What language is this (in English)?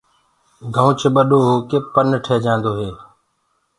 Gurgula